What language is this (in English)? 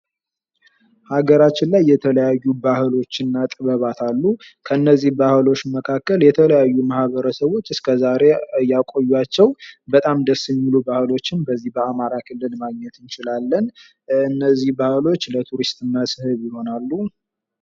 Amharic